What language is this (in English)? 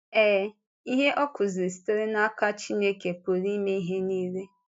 Igbo